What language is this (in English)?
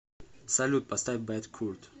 Russian